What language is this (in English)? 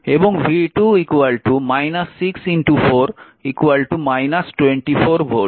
Bangla